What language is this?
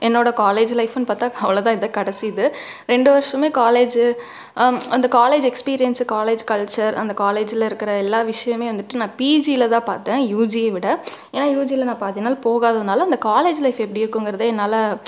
Tamil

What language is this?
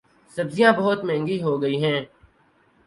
Urdu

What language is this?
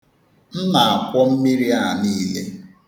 Igbo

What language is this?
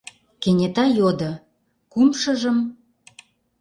Mari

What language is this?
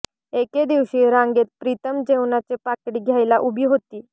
Marathi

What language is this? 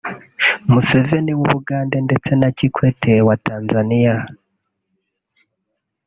Kinyarwanda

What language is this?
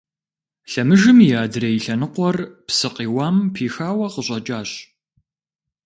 Kabardian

